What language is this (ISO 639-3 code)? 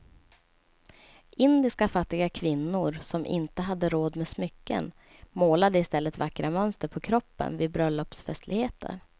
swe